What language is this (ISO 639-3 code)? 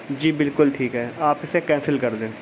urd